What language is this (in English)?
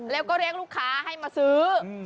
Thai